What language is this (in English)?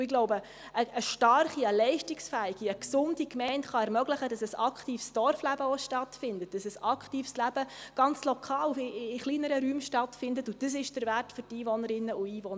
Swiss German